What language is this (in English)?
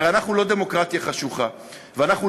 Hebrew